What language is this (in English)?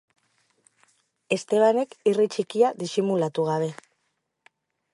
Basque